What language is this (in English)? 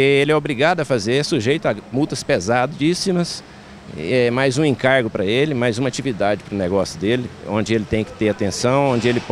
Portuguese